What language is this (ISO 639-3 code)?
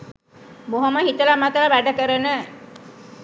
sin